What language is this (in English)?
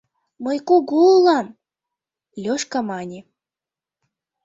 Mari